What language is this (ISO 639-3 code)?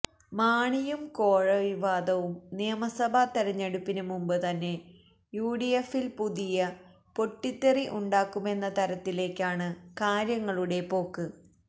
mal